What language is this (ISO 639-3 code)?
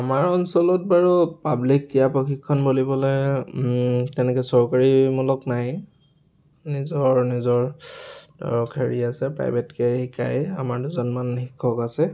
asm